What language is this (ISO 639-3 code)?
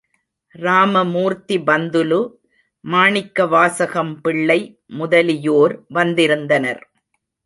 tam